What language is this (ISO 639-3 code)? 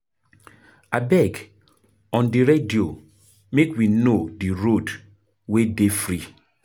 pcm